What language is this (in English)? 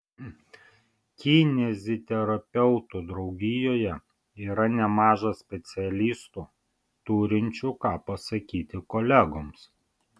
Lithuanian